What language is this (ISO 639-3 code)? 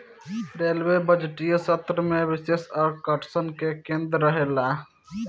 bho